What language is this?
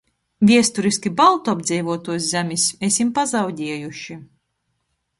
Latgalian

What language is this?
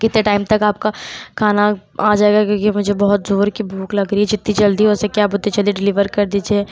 Urdu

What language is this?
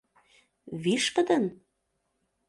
Mari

